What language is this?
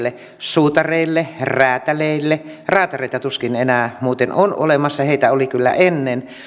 Finnish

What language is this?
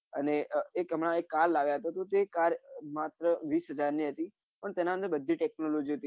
Gujarati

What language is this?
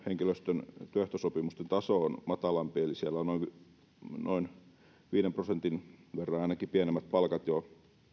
Finnish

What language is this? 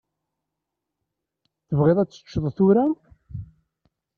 Kabyle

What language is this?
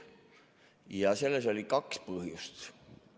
Estonian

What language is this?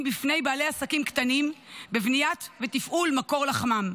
Hebrew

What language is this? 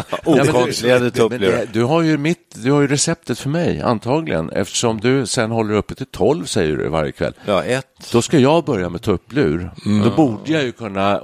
Swedish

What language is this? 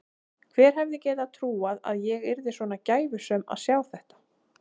Icelandic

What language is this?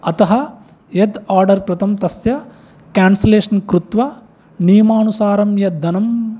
Sanskrit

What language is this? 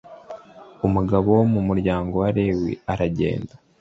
Kinyarwanda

